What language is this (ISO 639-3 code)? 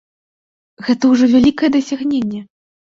bel